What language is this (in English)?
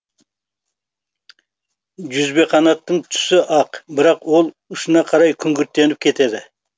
Kazakh